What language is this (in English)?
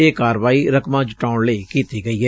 Punjabi